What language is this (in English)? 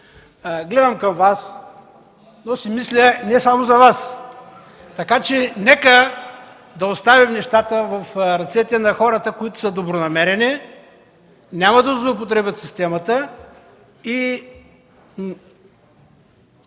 Bulgarian